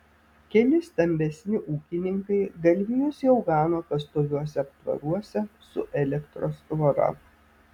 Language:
Lithuanian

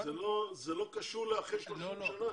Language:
Hebrew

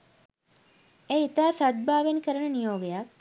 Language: Sinhala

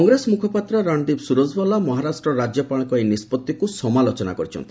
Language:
Odia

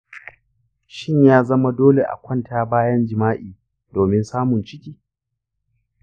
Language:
Hausa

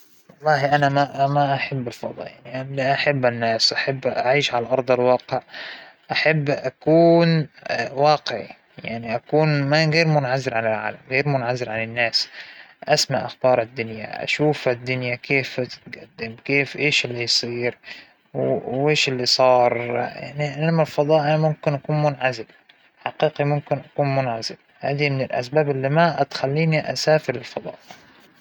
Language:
Hijazi Arabic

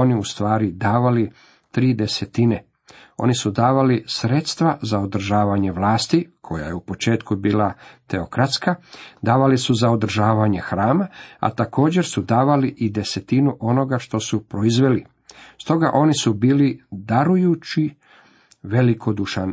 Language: Croatian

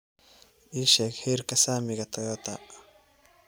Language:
Somali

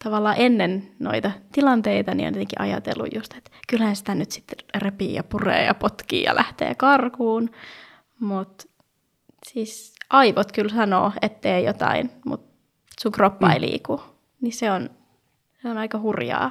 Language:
Finnish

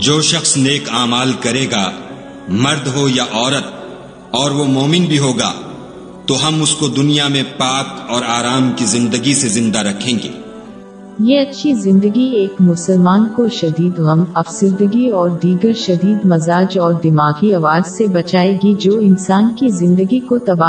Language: Urdu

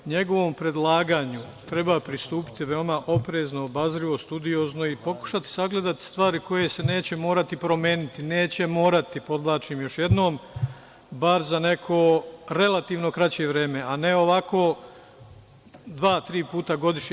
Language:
Serbian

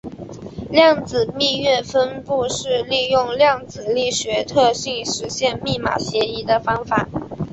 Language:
Chinese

